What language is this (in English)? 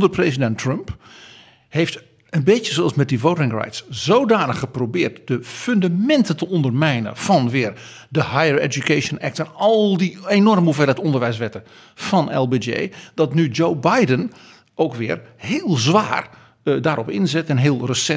Dutch